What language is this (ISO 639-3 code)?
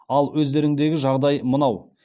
kaz